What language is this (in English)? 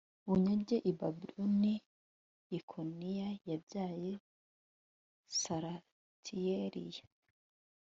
Kinyarwanda